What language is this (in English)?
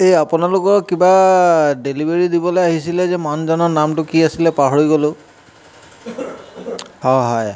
Assamese